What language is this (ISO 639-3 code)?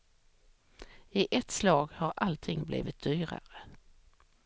swe